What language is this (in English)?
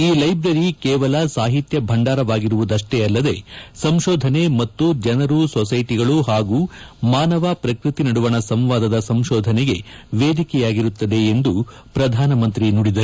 Kannada